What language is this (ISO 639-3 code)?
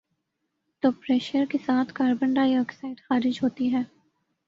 urd